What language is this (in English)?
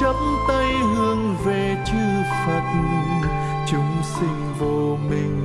Vietnamese